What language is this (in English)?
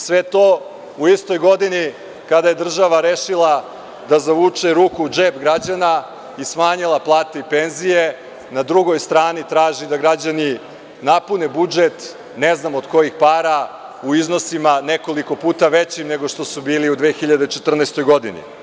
Serbian